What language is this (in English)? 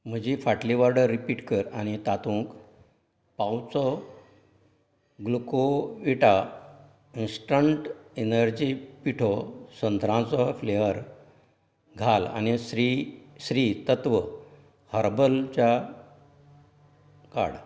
Konkani